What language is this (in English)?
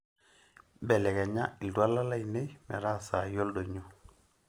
Masai